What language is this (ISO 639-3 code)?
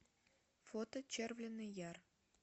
rus